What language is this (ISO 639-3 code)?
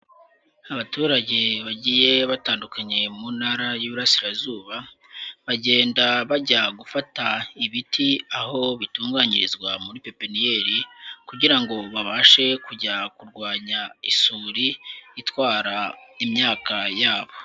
kin